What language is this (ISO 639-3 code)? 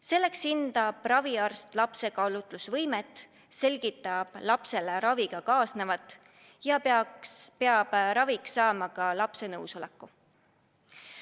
est